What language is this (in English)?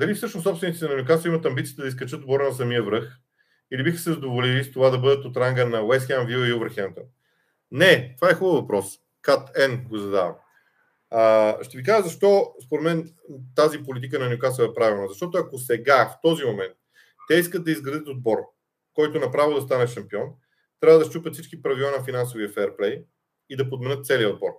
Bulgarian